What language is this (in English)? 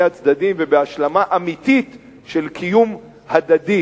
Hebrew